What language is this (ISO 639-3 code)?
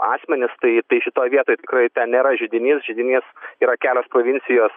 lit